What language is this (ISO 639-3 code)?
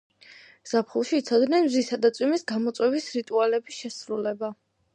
kat